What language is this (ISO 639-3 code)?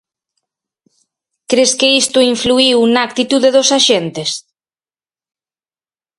glg